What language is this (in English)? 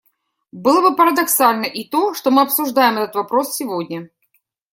Russian